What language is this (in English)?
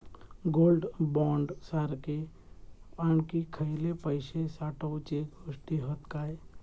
Marathi